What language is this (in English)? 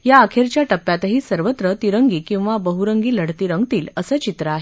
Marathi